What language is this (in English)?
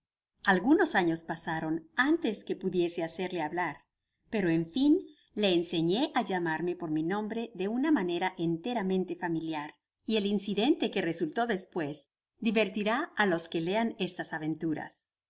Spanish